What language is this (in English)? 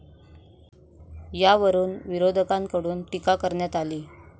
Marathi